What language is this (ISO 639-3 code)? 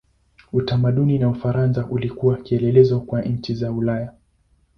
swa